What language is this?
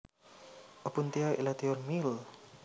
Javanese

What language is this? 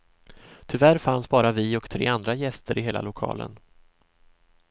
Swedish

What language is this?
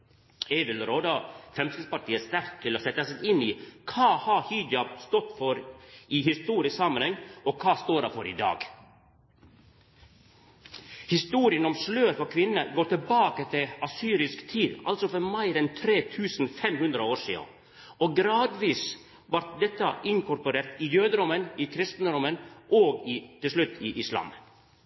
Norwegian Nynorsk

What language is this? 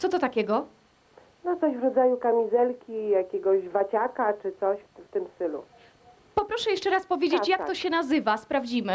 Polish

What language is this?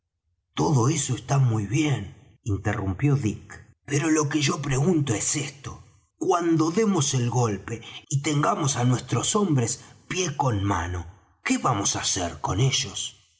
Spanish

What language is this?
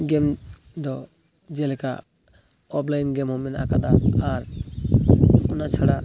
Santali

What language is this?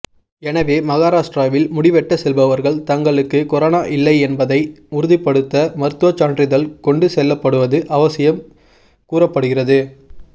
Tamil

